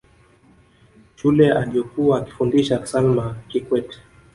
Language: Swahili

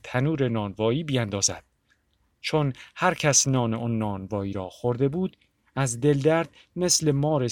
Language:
Persian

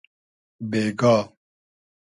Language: Hazaragi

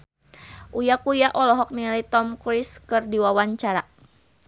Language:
Sundanese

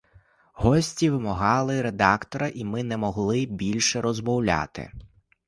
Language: Ukrainian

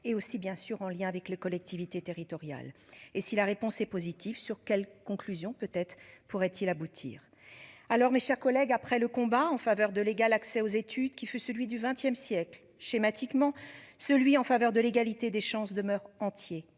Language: French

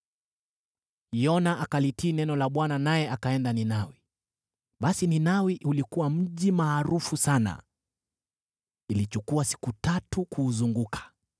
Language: Swahili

